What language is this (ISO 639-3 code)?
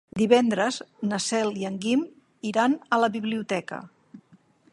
cat